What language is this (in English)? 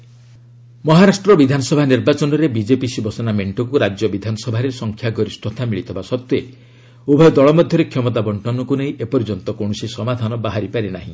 Odia